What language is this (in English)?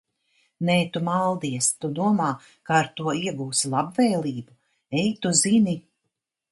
Latvian